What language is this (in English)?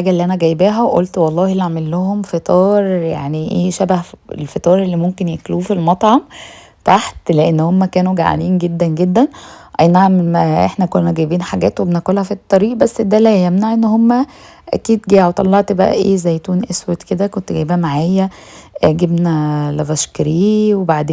Arabic